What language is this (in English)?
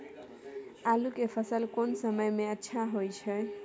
Maithili